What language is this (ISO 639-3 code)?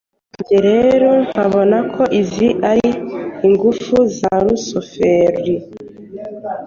kin